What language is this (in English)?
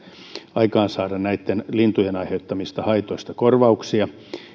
Finnish